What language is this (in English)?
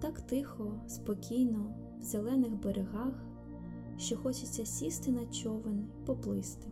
Ukrainian